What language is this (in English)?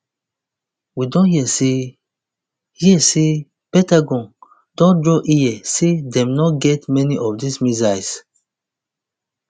Nigerian Pidgin